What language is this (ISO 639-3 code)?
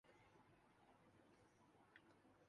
urd